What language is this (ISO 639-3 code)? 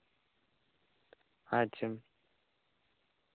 sat